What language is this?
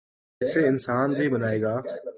Urdu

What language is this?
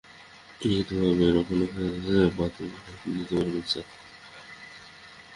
Bangla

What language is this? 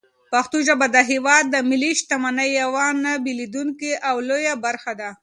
Pashto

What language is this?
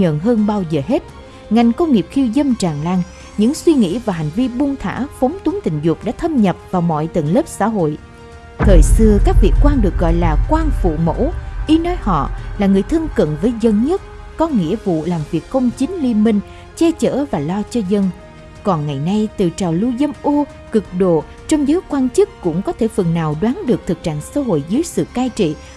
Vietnamese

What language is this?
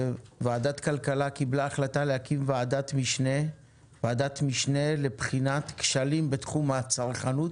Hebrew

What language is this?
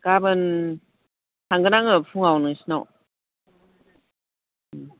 Bodo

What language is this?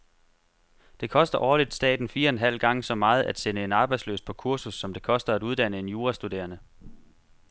Danish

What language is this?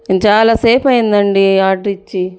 Telugu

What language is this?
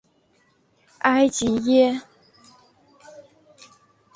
Chinese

